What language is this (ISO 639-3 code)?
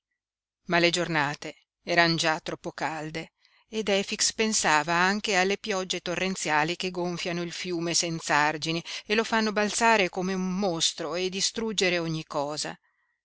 ita